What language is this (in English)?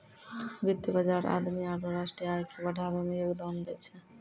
Maithili